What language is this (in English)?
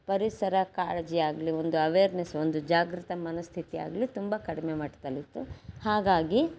Kannada